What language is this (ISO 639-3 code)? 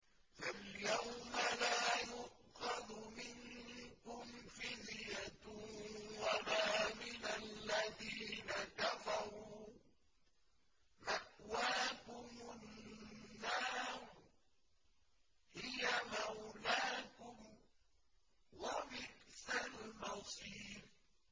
ara